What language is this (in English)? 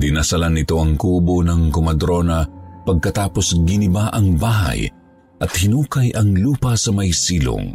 Filipino